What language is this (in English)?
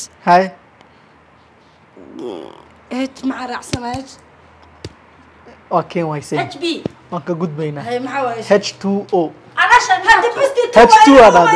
Arabic